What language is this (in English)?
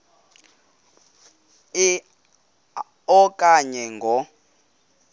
Xhosa